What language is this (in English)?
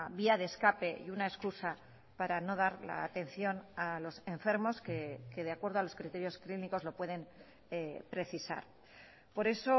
Spanish